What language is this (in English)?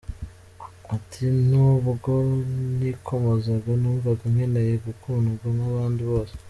Kinyarwanda